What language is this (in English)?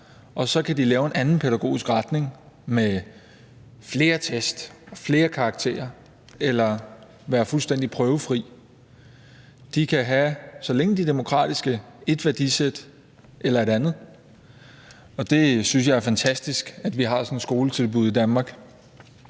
Danish